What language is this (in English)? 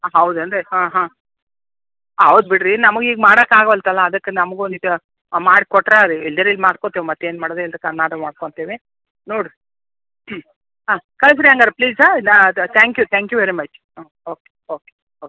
Kannada